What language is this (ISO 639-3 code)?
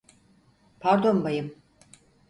tur